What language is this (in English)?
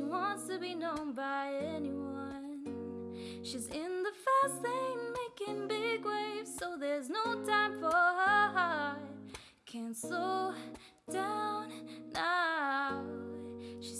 English